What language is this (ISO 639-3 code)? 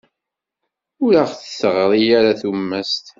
kab